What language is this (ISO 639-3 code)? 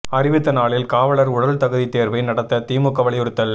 tam